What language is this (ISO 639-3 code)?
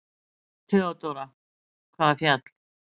isl